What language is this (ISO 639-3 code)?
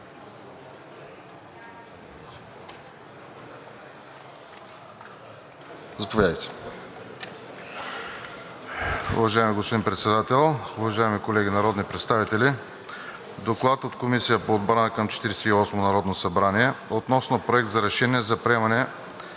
bul